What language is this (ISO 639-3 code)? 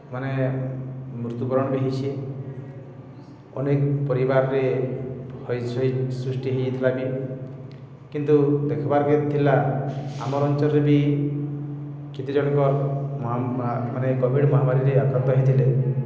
ori